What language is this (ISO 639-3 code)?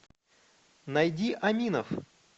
rus